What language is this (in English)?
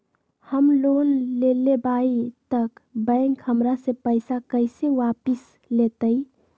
Magahi